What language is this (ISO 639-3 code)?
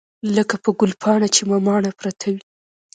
pus